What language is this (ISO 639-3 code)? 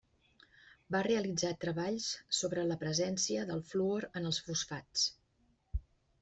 cat